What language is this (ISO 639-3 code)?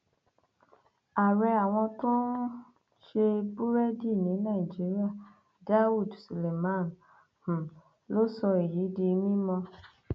yor